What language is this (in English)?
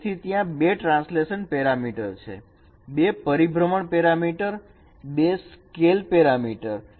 Gujarati